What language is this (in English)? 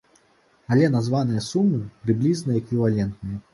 Belarusian